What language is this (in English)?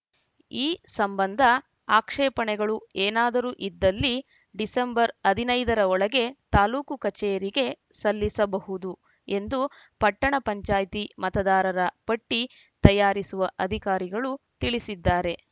Kannada